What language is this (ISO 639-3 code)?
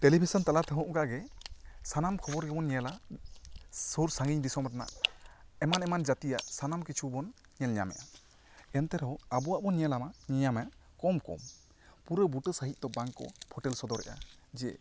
sat